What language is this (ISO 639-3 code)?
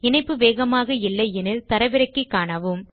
tam